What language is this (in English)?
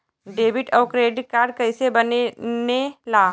Bhojpuri